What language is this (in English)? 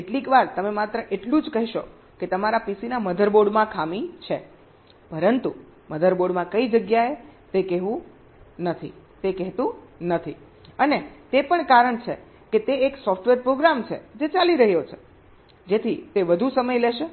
Gujarati